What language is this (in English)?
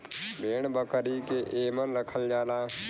Bhojpuri